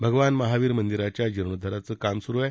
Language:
Marathi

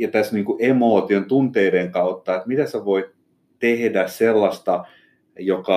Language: Finnish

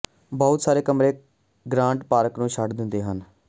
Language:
Punjabi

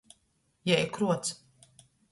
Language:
Latgalian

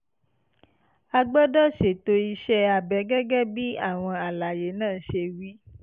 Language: Yoruba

